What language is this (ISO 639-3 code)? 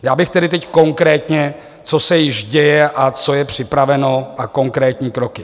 ces